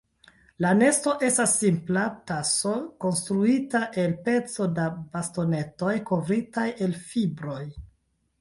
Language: Esperanto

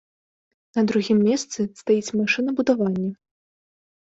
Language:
Belarusian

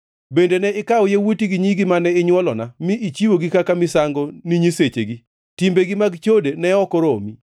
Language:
Luo (Kenya and Tanzania)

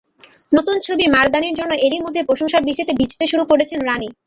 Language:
Bangla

